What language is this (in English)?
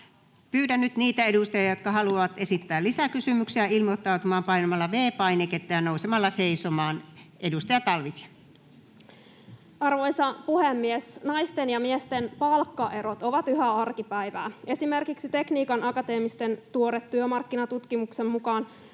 Finnish